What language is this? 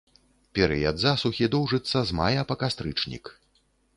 Belarusian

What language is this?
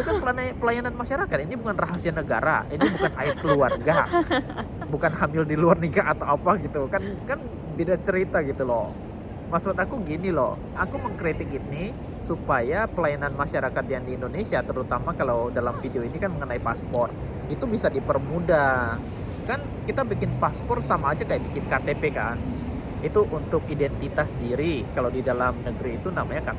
Indonesian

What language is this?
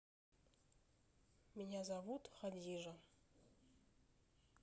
Russian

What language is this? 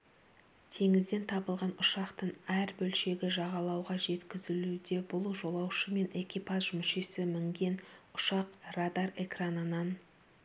Kazakh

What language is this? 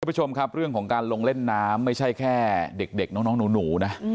Thai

